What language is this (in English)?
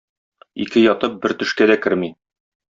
Tatar